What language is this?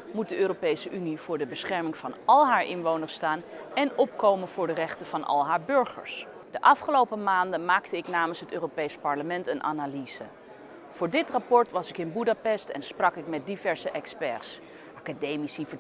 Dutch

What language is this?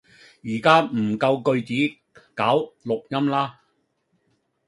Cantonese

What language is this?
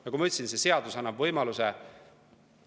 Estonian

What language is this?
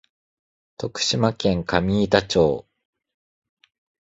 Japanese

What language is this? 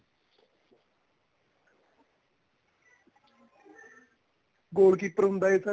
Punjabi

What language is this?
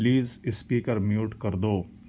Urdu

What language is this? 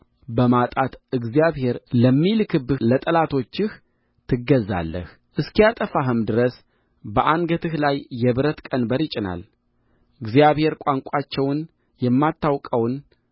Amharic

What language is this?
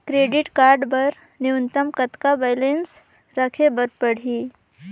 Chhattisgarhi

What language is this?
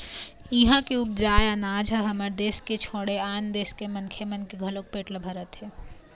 Chhattisgarhi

